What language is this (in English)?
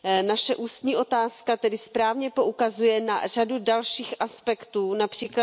Czech